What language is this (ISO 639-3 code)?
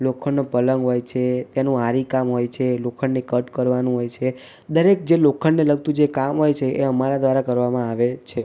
guj